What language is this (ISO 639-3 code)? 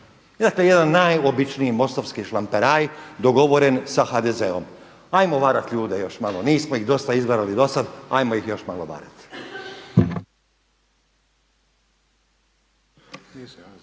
hrv